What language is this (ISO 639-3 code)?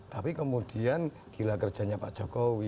ind